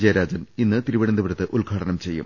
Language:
Malayalam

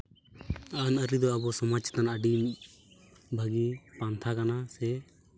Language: Santali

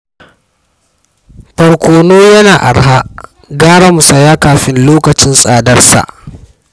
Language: Hausa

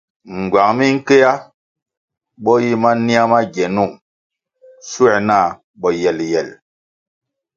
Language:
Kwasio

